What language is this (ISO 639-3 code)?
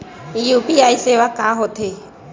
hne